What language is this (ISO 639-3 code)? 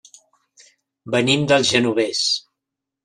cat